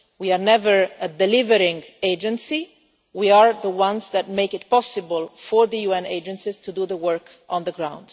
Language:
English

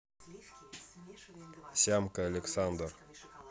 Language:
Russian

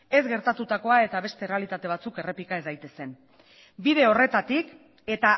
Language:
Basque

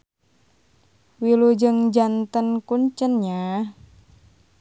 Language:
Sundanese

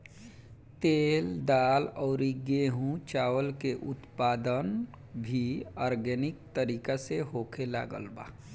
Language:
Bhojpuri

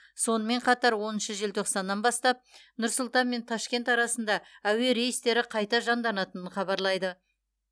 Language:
Kazakh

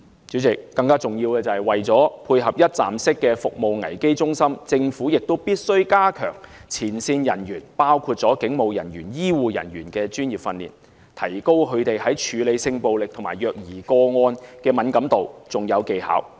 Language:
Cantonese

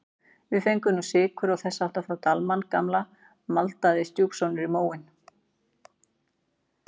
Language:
Icelandic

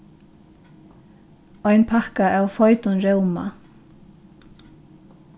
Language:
Faroese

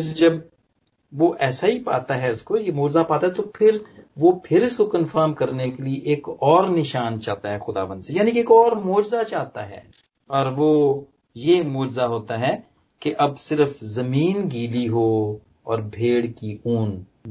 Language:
Punjabi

